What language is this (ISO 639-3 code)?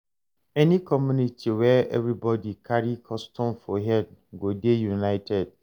pcm